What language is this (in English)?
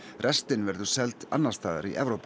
Icelandic